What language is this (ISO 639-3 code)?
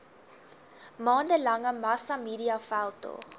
afr